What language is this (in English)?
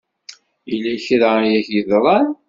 Kabyle